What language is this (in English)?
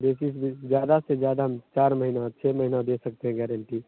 Hindi